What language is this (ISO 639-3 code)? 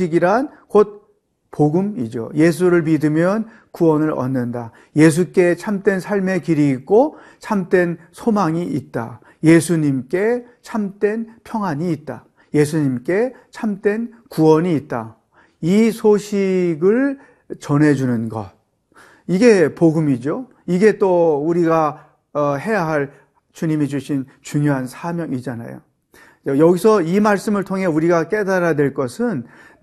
kor